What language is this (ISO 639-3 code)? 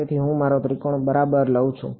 guj